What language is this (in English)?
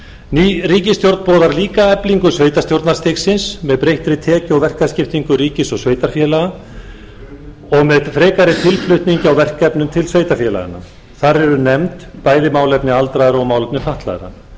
Icelandic